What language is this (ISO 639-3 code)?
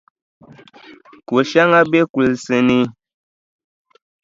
dag